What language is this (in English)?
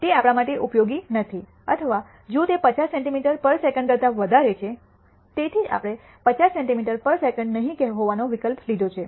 Gujarati